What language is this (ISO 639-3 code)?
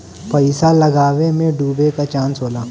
bho